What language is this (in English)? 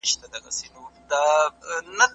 Pashto